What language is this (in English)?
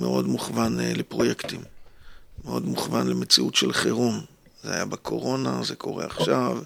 Hebrew